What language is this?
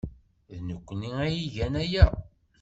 Kabyle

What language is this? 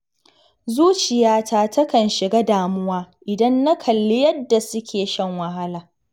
Hausa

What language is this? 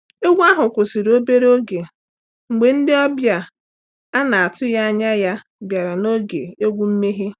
Igbo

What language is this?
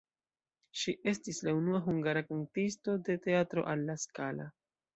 Esperanto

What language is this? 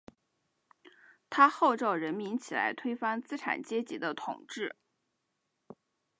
Chinese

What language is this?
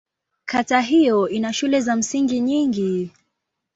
Swahili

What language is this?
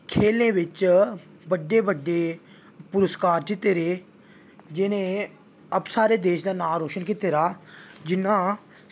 Dogri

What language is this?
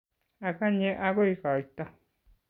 Kalenjin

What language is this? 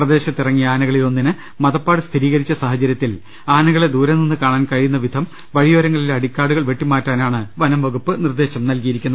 Malayalam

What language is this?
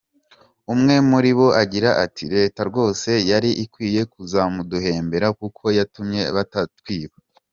Kinyarwanda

